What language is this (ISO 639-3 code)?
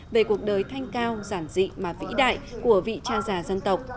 vie